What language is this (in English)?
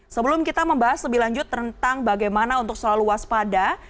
Indonesian